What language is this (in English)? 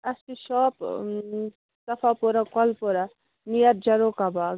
Kashmiri